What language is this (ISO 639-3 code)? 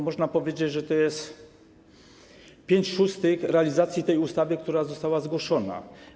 pol